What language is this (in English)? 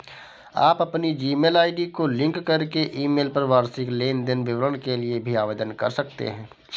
Hindi